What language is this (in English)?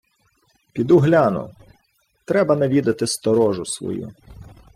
Ukrainian